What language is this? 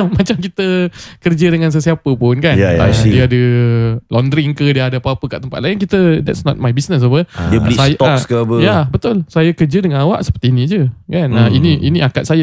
Malay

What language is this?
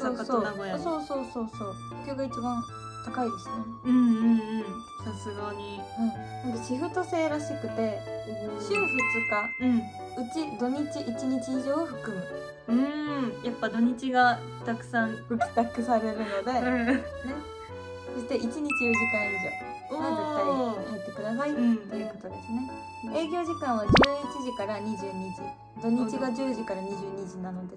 Japanese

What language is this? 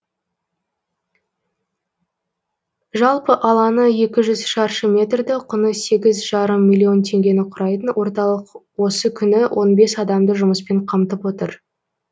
Kazakh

